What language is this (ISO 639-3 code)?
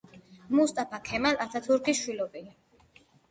kat